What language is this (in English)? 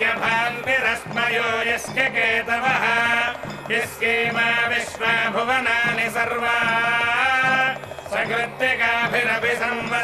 Indonesian